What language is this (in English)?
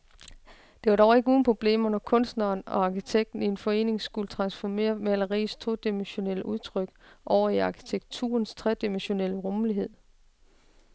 Danish